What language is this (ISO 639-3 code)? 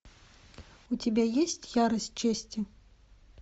rus